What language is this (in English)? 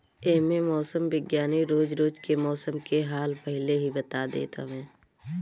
Bhojpuri